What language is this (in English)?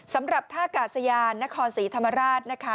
Thai